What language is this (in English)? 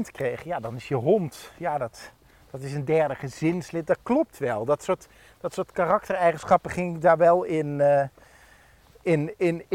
Dutch